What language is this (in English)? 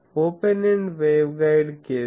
Telugu